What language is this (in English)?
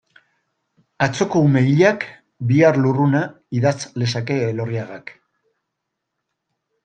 Basque